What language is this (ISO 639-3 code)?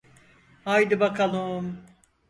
tur